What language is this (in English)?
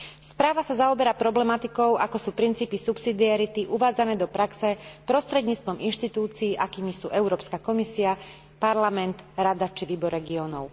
Slovak